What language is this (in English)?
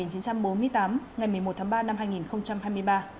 Vietnamese